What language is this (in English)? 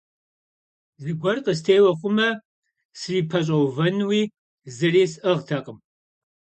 Kabardian